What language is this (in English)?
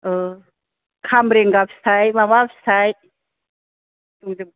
Bodo